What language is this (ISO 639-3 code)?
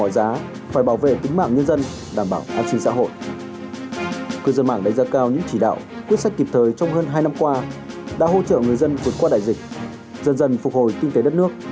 vie